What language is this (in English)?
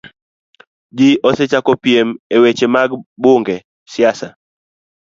Luo (Kenya and Tanzania)